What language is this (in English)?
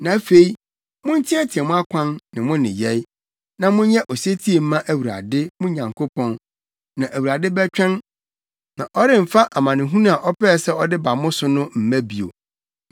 Akan